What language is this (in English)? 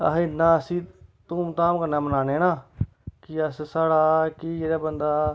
Dogri